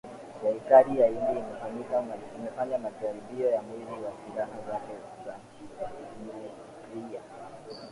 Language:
Swahili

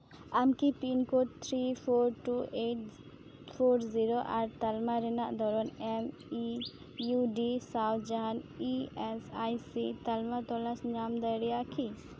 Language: Santali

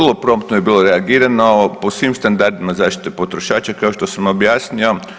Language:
Croatian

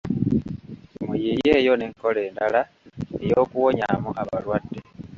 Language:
Ganda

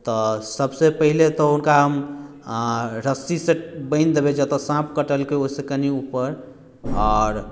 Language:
Maithili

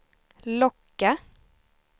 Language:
Swedish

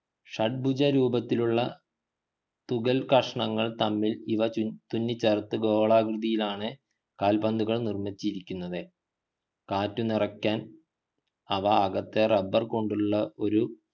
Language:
Malayalam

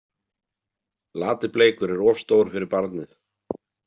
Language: Icelandic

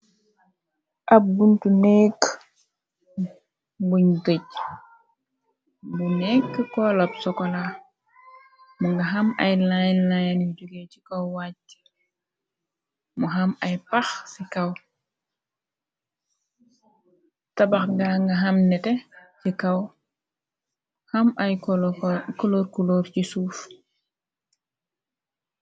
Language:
Wolof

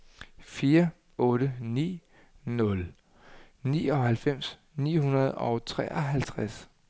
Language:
Danish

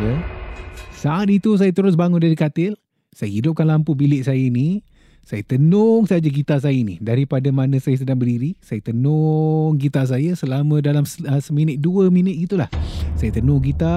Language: Malay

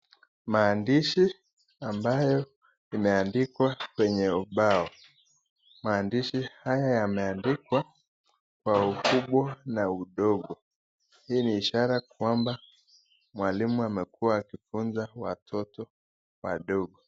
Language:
Swahili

